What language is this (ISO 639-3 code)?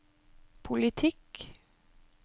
nor